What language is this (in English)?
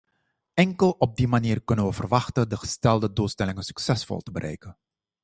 Dutch